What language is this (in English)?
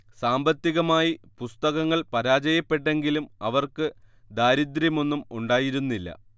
Malayalam